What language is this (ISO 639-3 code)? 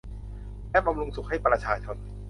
tha